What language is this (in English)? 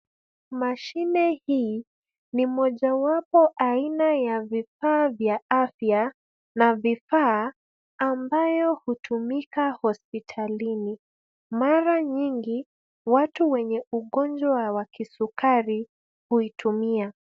Swahili